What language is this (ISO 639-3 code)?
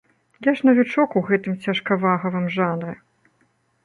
bel